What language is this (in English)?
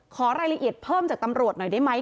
Thai